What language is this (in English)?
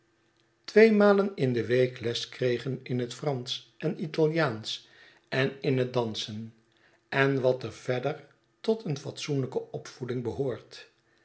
Dutch